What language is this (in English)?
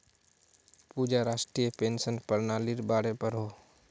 Magahi